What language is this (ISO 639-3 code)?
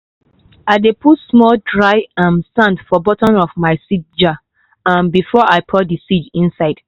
pcm